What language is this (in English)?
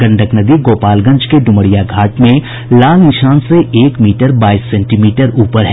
Hindi